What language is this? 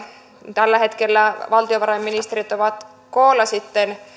Finnish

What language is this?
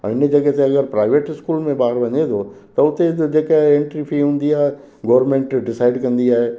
Sindhi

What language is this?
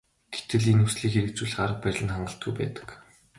Mongolian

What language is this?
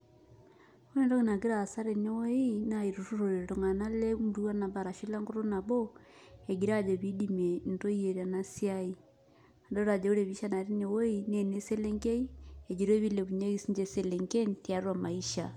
Masai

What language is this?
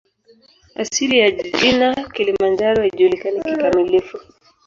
Swahili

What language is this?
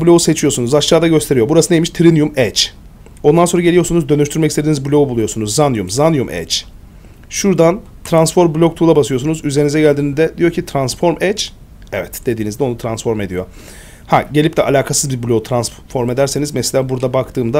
Turkish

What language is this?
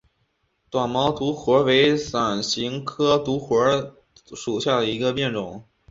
Chinese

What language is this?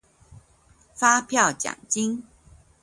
Chinese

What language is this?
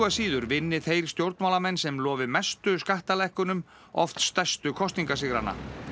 Icelandic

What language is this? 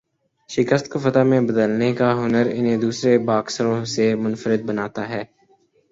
Urdu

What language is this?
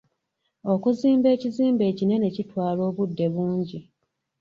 Ganda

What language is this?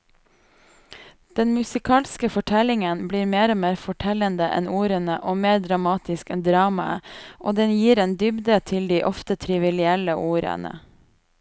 Norwegian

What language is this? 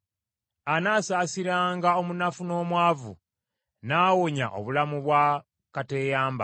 Ganda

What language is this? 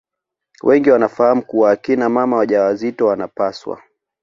Swahili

